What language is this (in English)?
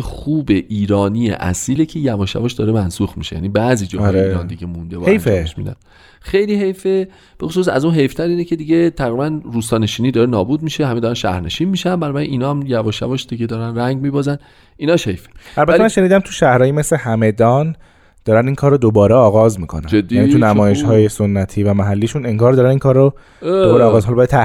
Persian